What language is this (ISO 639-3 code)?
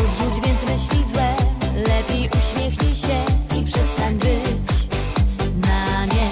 pol